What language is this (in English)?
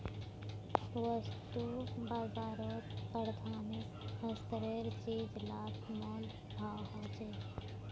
Magahi